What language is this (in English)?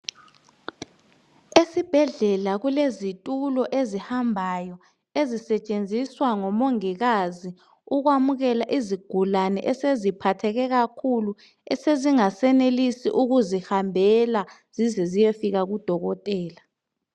North Ndebele